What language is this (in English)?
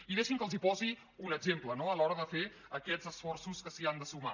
Catalan